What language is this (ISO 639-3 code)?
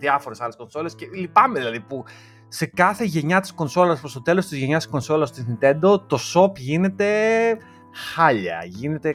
ell